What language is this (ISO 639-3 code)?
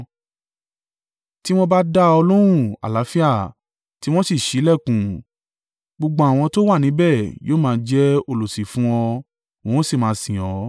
yor